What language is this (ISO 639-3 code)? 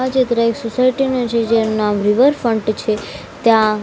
guj